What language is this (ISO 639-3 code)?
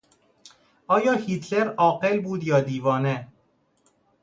fas